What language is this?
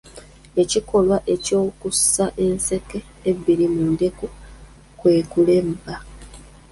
Ganda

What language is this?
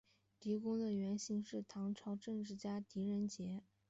Chinese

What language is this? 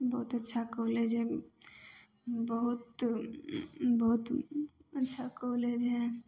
Maithili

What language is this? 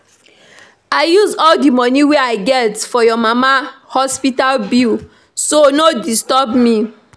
Nigerian Pidgin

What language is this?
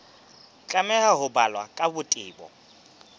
Southern Sotho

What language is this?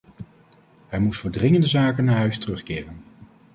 Dutch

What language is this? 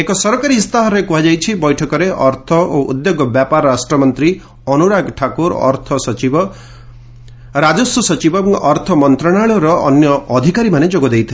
Odia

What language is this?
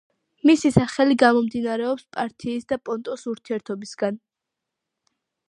Georgian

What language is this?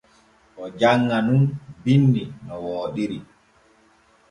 Borgu Fulfulde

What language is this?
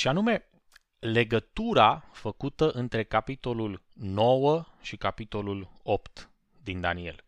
Romanian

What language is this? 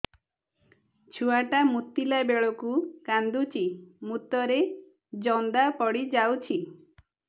Odia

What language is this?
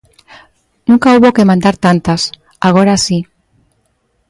Galician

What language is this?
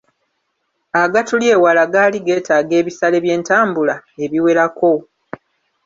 Ganda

